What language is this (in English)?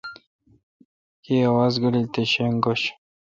Kalkoti